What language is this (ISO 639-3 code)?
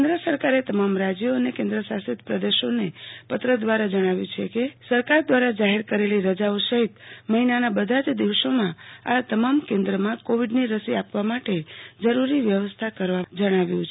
guj